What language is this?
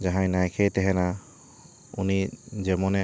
Santali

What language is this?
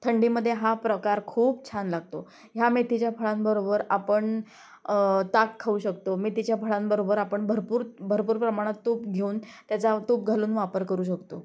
Marathi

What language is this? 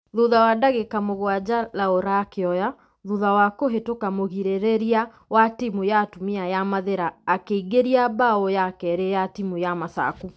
Kikuyu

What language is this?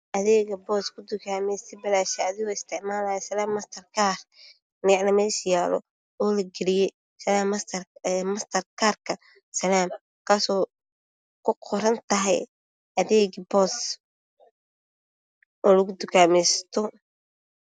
Somali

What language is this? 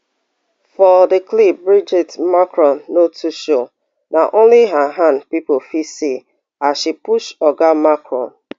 Nigerian Pidgin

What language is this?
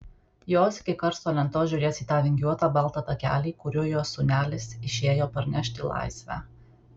Lithuanian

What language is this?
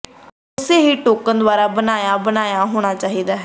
Punjabi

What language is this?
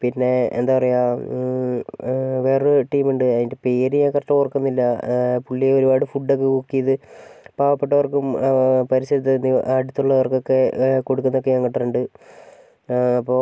Malayalam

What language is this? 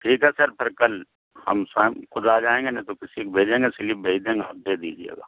Urdu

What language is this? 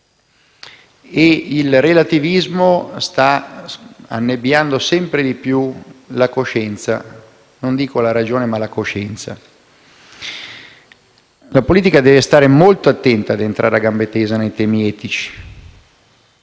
Italian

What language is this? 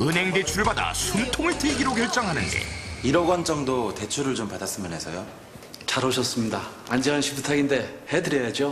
Korean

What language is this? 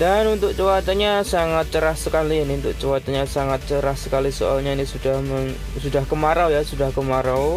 Indonesian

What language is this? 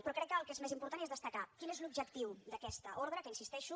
Catalan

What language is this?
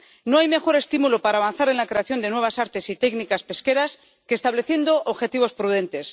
Spanish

